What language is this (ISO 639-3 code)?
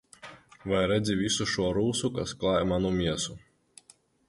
lav